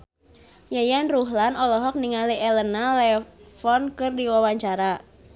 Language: Sundanese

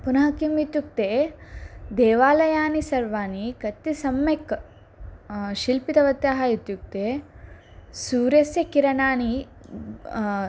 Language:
Sanskrit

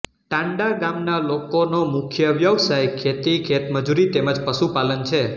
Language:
Gujarati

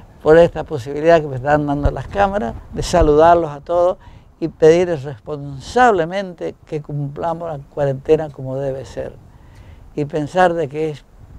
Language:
Spanish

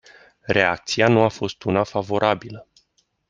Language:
Romanian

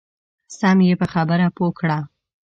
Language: Pashto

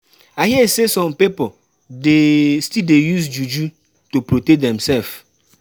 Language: Nigerian Pidgin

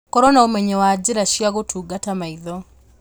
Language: Kikuyu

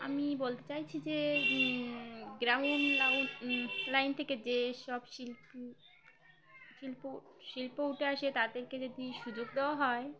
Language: Bangla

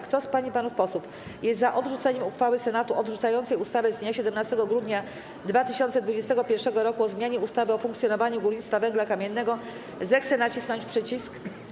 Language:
Polish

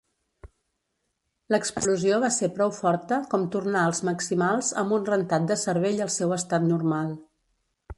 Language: Catalan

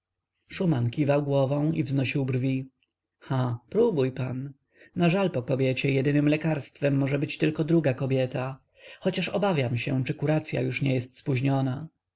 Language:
Polish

